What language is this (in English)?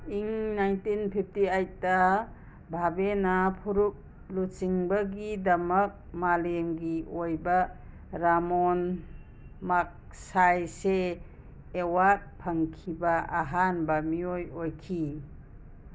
Manipuri